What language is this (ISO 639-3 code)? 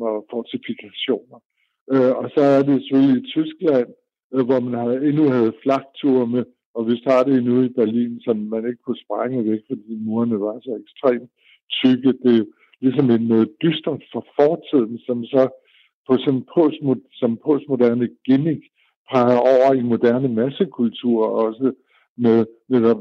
dan